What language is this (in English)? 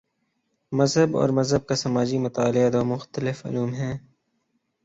Urdu